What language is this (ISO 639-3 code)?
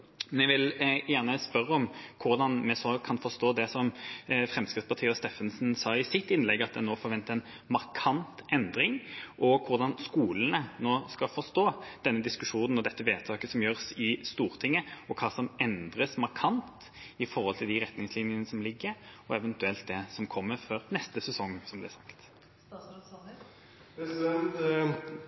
nob